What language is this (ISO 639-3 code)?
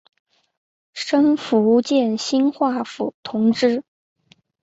zho